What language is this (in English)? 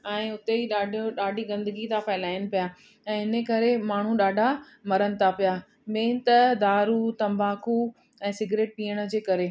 Sindhi